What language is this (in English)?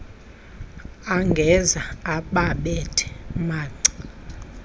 Xhosa